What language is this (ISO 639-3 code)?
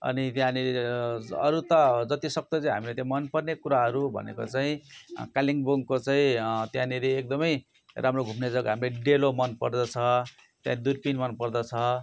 nep